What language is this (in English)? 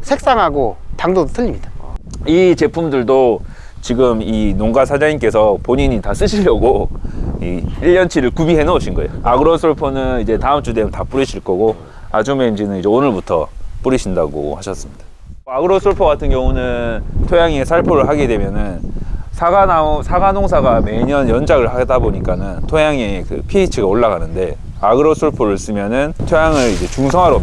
Korean